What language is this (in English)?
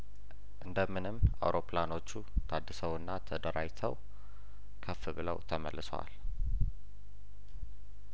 Amharic